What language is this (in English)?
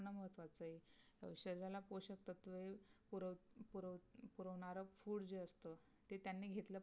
Marathi